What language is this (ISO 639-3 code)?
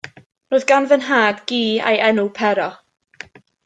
cym